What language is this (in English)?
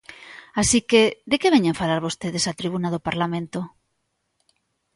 Galician